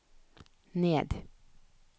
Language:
Norwegian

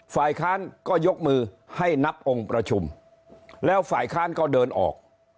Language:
Thai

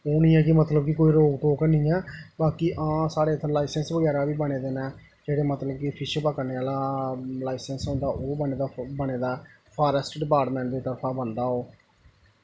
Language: Dogri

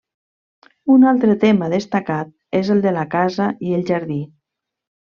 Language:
Catalan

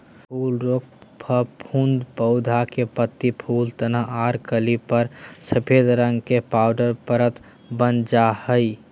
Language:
Magahi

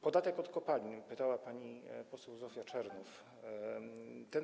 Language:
Polish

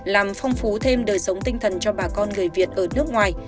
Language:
Vietnamese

